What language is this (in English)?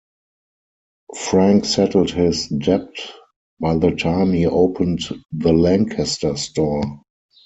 English